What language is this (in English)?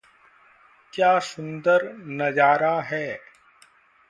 Hindi